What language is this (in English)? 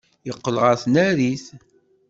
Kabyle